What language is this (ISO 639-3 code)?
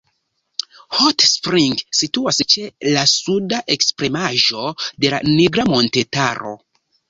epo